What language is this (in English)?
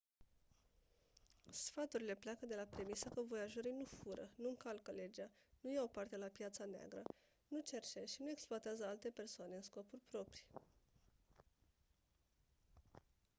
Romanian